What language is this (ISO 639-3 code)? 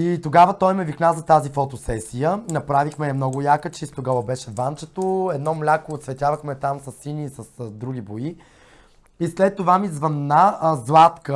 bul